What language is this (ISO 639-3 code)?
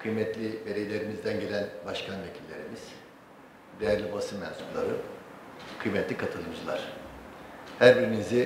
tur